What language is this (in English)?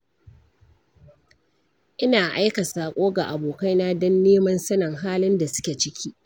Hausa